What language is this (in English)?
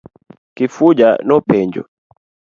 Luo (Kenya and Tanzania)